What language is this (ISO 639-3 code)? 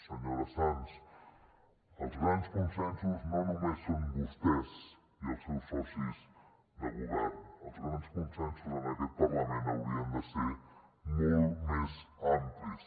cat